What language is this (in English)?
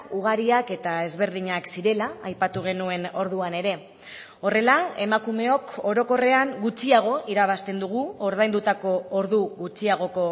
Basque